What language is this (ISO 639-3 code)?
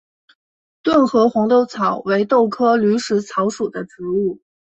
zho